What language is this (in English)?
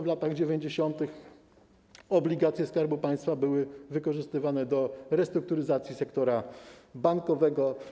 Polish